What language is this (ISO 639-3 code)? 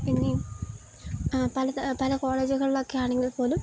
mal